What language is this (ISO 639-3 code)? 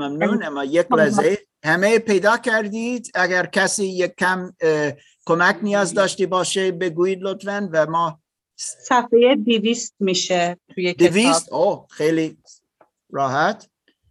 fas